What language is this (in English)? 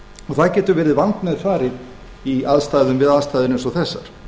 Icelandic